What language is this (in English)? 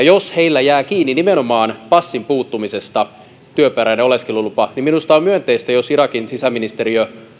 Finnish